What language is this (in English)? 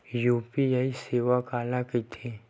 Chhattisgarhi